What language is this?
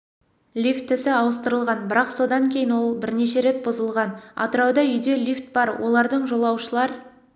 Kazakh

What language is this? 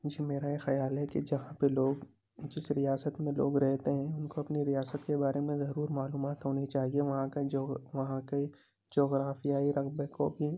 Urdu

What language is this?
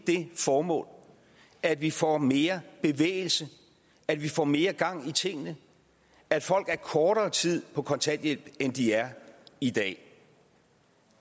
Danish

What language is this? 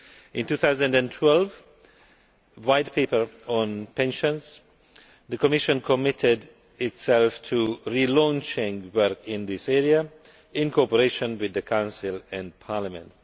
English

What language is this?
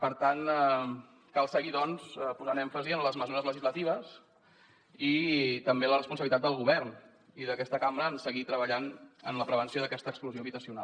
Catalan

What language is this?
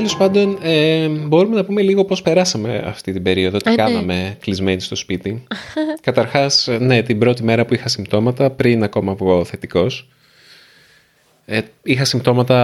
Greek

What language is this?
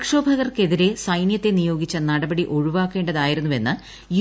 Malayalam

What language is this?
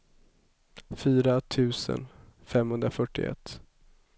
Swedish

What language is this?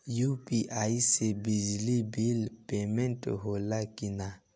Bhojpuri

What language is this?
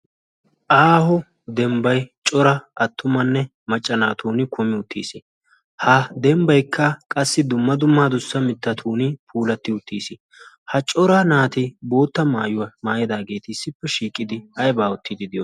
Wolaytta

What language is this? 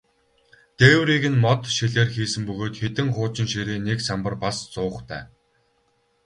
Mongolian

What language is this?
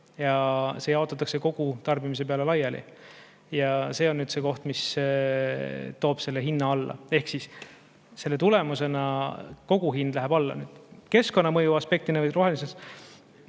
Estonian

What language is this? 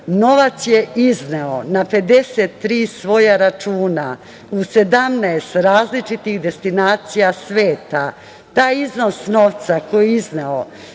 Serbian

